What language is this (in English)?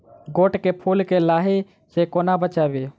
Maithili